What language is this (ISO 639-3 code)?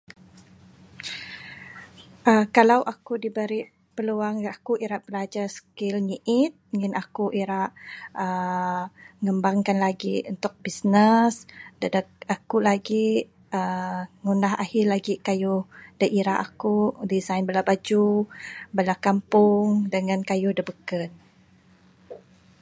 sdo